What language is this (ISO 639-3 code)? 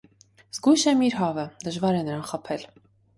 hye